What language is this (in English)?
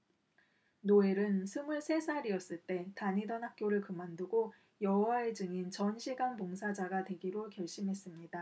Korean